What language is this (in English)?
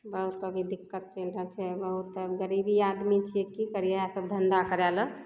Maithili